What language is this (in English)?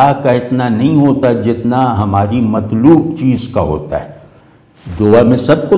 Hindi